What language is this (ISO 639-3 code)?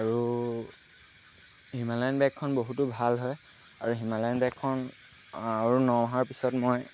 asm